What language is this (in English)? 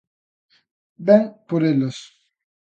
Galician